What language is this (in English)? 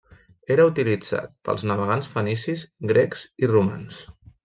Catalan